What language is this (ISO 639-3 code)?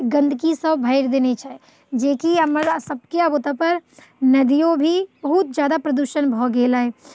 mai